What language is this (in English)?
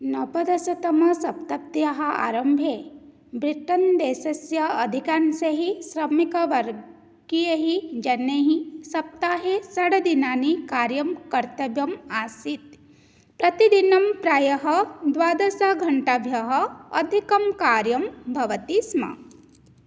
Sanskrit